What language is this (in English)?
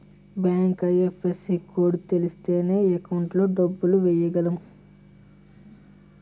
Telugu